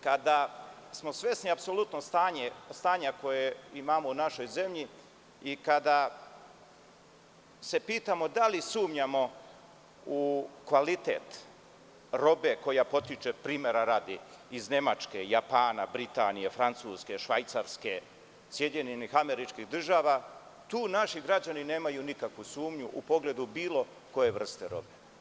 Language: Serbian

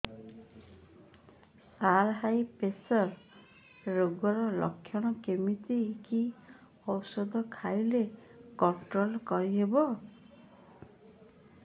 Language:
Odia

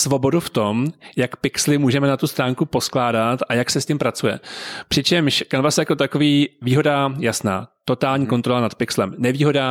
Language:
Czech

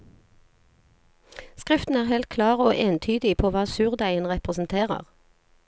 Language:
Norwegian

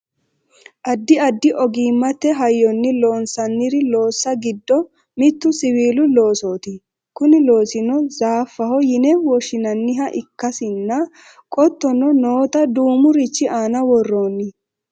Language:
Sidamo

